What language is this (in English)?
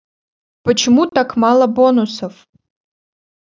Russian